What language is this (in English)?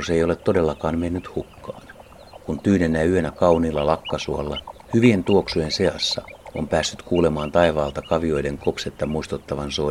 Finnish